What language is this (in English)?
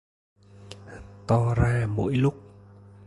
Vietnamese